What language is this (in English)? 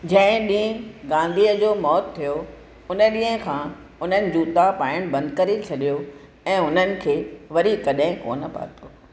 Sindhi